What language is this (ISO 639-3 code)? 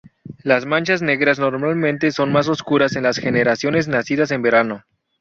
spa